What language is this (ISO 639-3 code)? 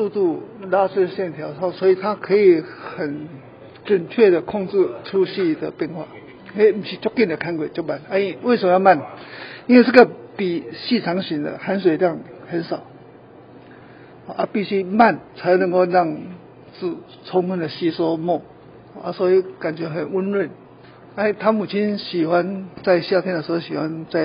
zho